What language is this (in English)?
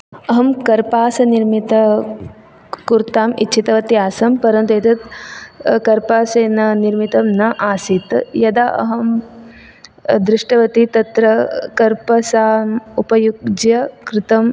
Sanskrit